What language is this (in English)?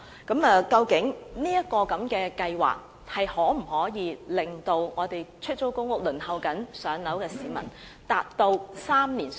Cantonese